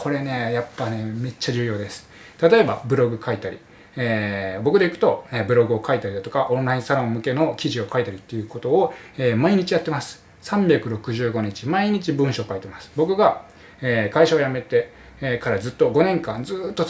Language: Japanese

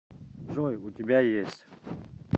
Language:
Russian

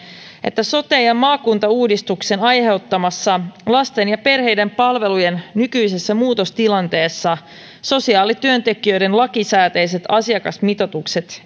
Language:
Finnish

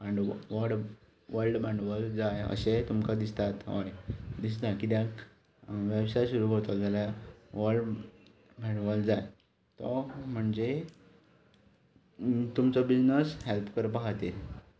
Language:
Konkani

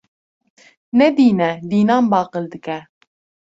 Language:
Kurdish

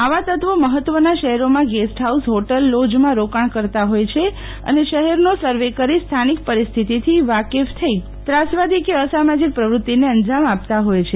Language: Gujarati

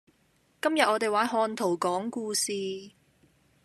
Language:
Cantonese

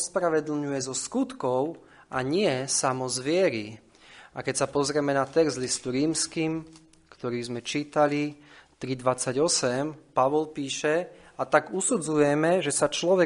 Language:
Slovak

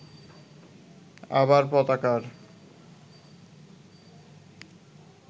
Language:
Bangla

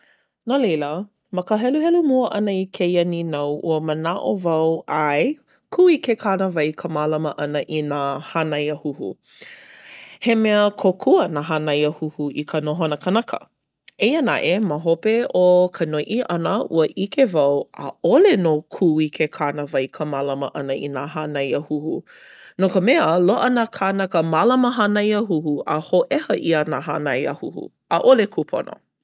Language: Hawaiian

